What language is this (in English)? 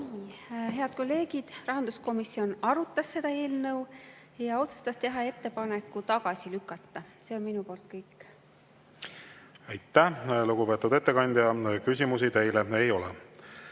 Estonian